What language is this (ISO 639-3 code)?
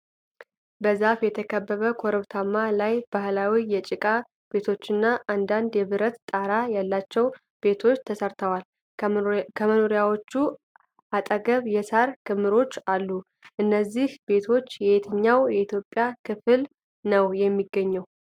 amh